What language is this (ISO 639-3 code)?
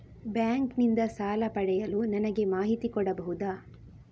kan